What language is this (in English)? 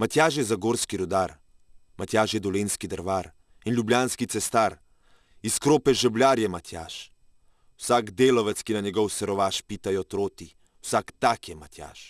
Slovenian